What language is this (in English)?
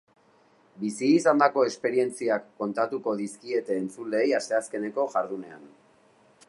Basque